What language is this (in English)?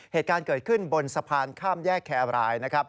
Thai